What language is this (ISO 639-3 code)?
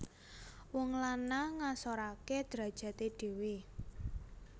jav